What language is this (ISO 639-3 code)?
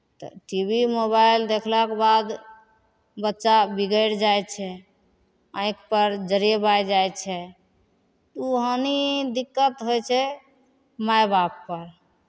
mai